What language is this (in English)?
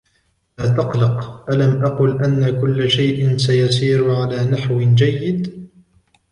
Arabic